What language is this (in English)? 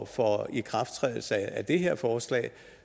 Danish